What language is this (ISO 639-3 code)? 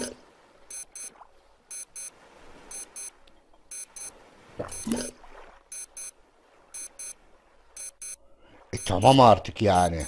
tur